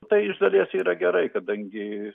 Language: Lithuanian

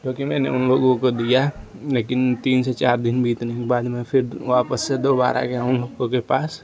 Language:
Hindi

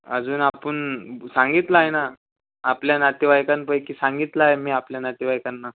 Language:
Marathi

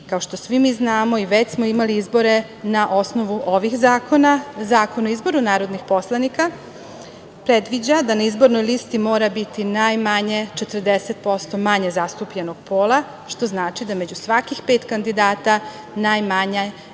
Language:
Serbian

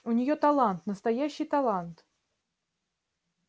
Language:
Russian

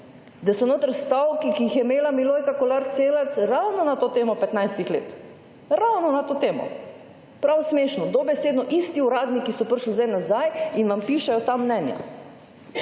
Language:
Slovenian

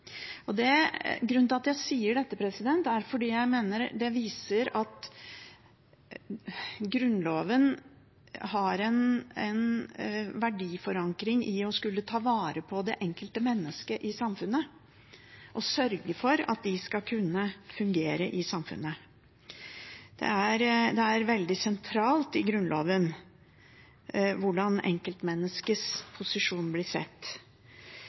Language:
Norwegian Bokmål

